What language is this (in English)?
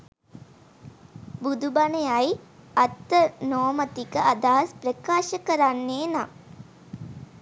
Sinhala